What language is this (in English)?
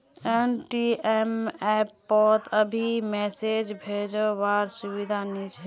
Magahi